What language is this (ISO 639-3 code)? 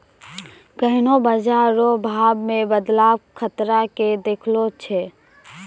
mai